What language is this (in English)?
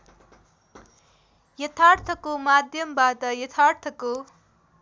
Nepali